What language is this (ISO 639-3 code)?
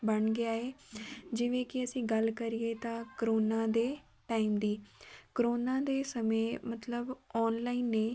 pan